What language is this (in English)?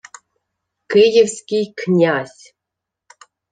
Ukrainian